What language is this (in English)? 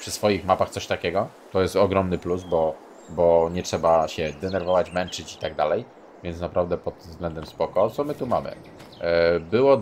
Polish